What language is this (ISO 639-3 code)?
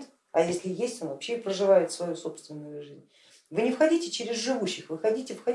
rus